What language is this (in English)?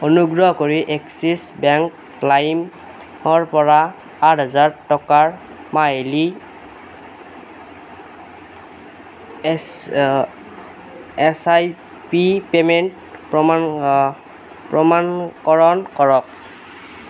Assamese